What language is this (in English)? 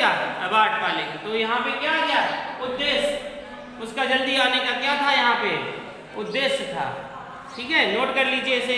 Hindi